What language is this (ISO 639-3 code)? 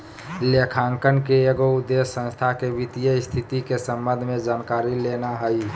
mag